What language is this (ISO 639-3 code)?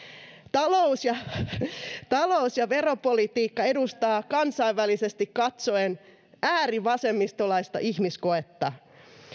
fin